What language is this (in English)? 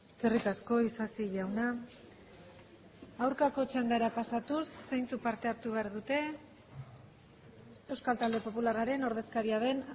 Basque